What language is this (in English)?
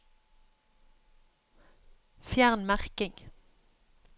Norwegian